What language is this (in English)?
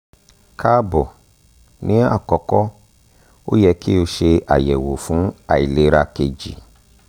Yoruba